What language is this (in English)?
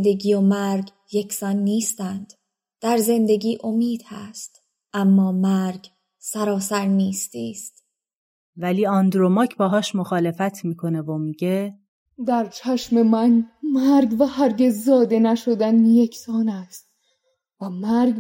Persian